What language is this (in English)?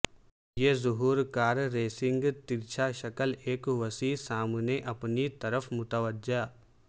Urdu